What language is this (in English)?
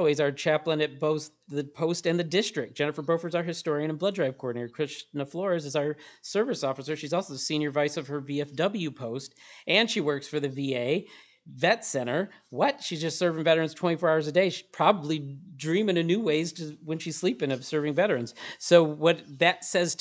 English